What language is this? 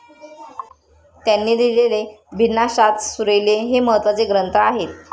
Marathi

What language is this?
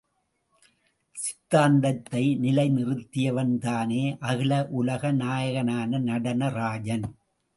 Tamil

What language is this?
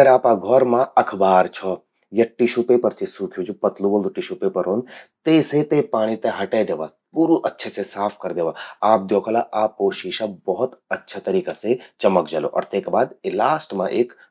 Garhwali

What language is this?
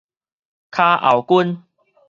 Min Nan Chinese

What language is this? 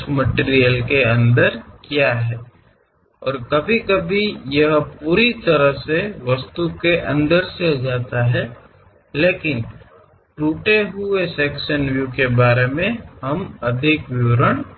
Kannada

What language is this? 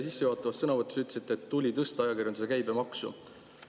Estonian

